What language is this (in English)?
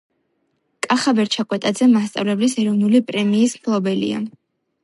Georgian